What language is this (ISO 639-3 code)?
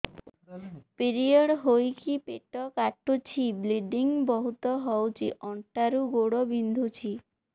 ori